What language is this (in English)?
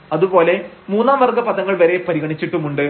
Malayalam